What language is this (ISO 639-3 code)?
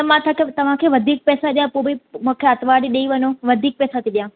snd